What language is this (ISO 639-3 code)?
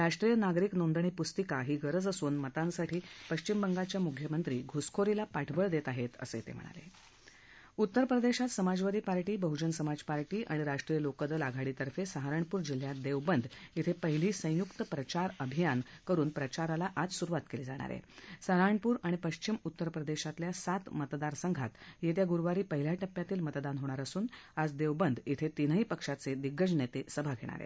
mar